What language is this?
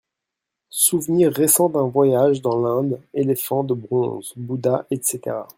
French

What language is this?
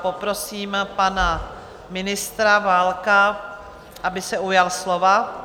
Czech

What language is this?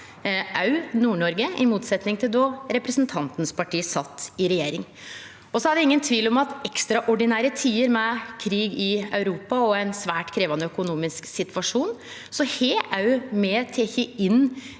Norwegian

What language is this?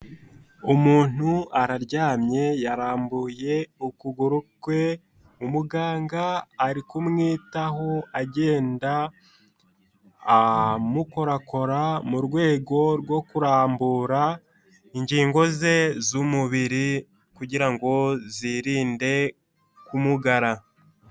Kinyarwanda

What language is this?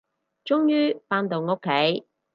Cantonese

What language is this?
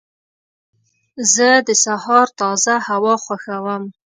Pashto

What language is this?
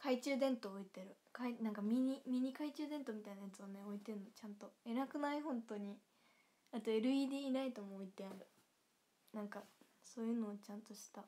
Japanese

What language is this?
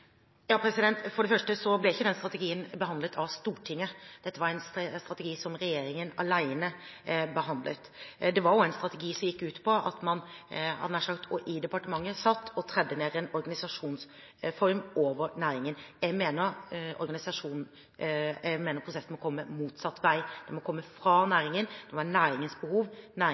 Norwegian Bokmål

